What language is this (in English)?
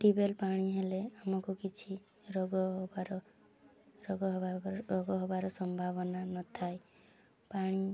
Odia